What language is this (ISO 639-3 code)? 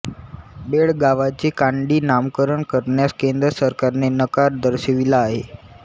mar